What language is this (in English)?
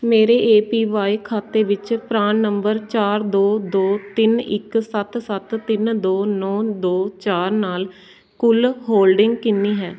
Punjabi